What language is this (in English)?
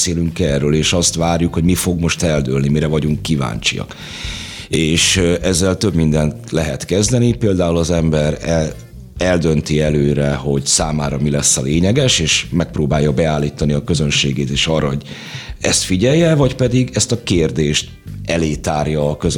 Hungarian